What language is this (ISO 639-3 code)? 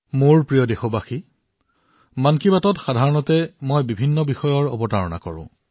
asm